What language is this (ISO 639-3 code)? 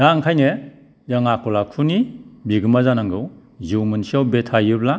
brx